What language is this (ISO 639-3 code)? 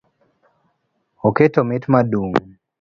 luo